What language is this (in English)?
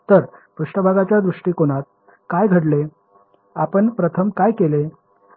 Marathi